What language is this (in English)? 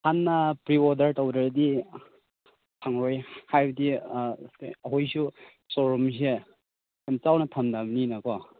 Manipuri